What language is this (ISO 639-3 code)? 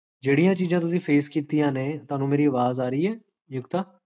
pan